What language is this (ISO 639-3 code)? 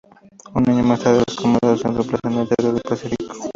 spa